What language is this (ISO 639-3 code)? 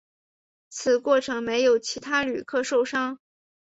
zho